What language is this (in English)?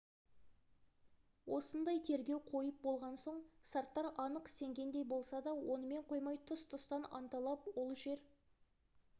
Kazakh